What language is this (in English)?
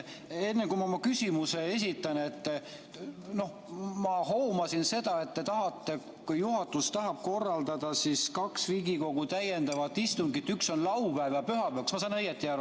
Estonian